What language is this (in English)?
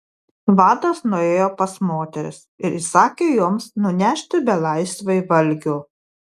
Lithuanian